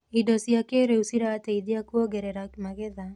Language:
Kikuyu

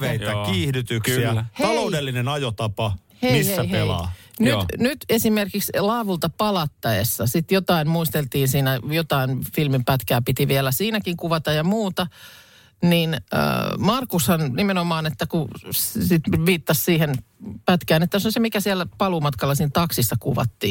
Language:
Finnish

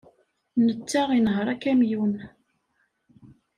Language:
Kabyle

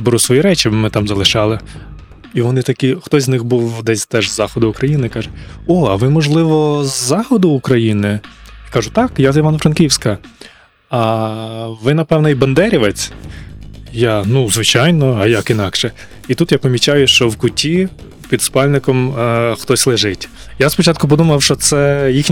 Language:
Ukrainian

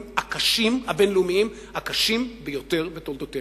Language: Hebrew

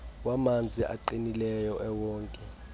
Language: Xhosa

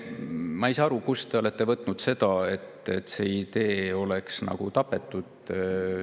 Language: Estonian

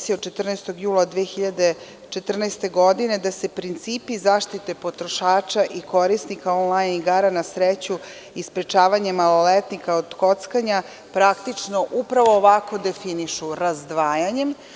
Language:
Serbian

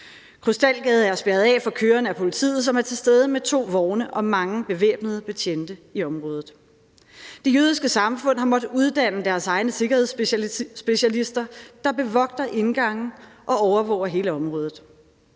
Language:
Danish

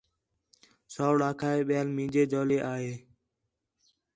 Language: Khetrani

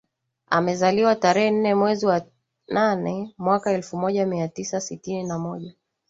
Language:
Swahili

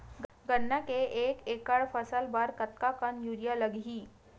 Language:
Chhattisgarhi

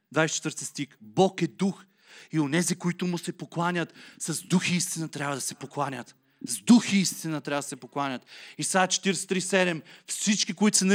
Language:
Bulgarian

